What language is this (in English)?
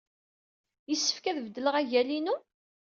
Kabyle